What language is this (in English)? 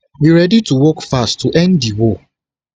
Nigerian Pidgin